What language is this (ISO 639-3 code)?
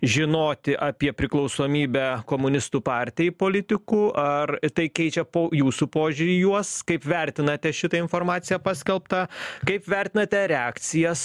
lit